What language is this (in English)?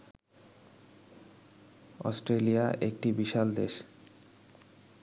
Bangla